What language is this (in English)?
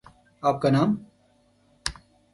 Urdu